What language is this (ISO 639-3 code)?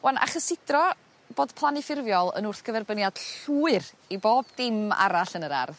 cym